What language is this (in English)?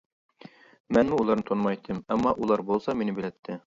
Uyghur